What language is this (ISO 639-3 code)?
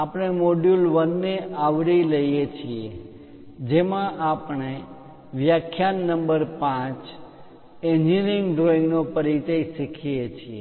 guj